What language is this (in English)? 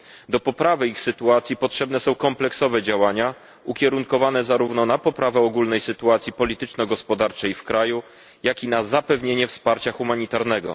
Polish